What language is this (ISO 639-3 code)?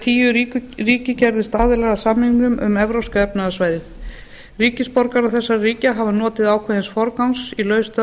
isl